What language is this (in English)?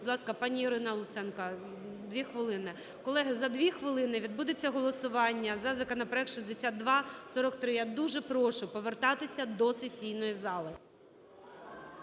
Ukrainian